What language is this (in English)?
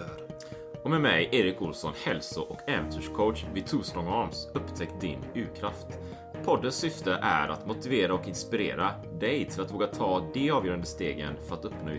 Swedish